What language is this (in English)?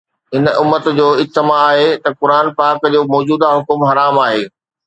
Sindhi